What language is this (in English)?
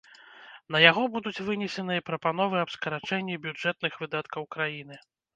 Belarusian